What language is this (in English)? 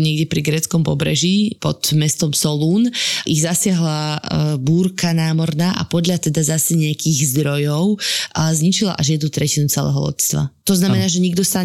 Slovak